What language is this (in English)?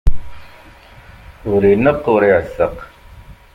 Kabyle